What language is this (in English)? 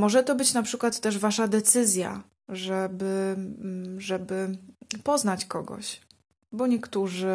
Polish